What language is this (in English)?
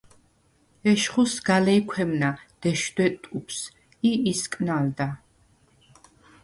Svan